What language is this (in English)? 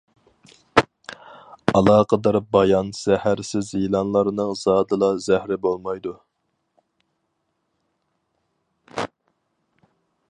Uyghur